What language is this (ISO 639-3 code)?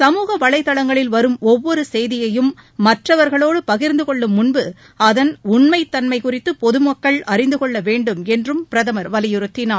tam